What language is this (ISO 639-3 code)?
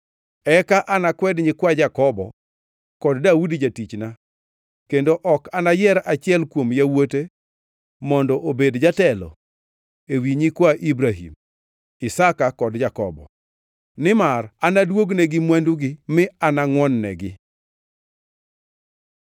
luo